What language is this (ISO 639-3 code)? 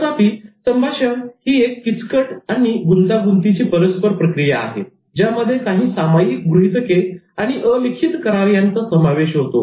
mar